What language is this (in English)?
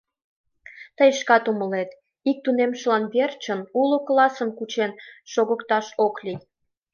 Mari